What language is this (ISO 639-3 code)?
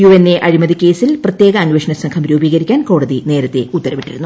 mal